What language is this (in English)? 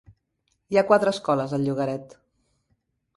Catalan